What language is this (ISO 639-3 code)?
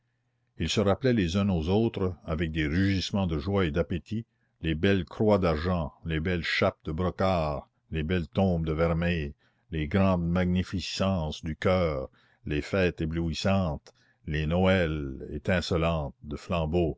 fra